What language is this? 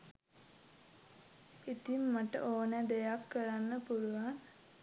Sinhala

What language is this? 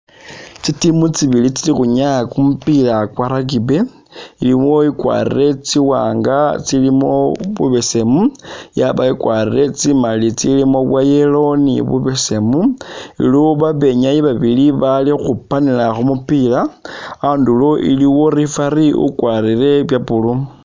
Masaaba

